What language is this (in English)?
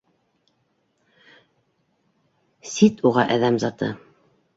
Bashkir